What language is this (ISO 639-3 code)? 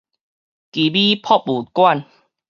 nan